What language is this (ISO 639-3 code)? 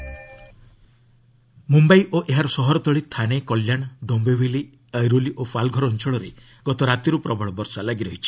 ori